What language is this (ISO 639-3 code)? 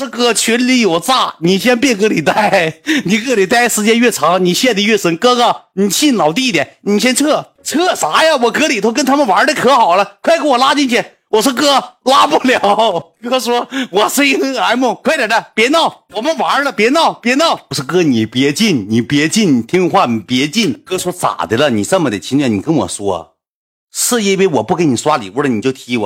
zho